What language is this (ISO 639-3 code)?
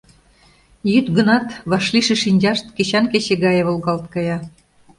chm